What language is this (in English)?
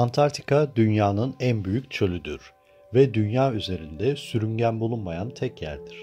Turkish